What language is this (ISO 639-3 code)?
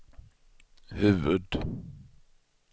swe